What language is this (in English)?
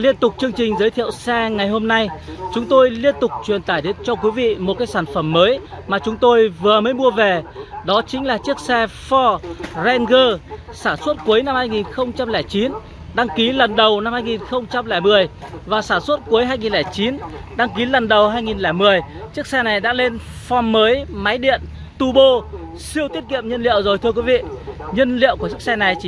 Vietnamese